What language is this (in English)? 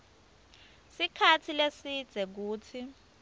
Swati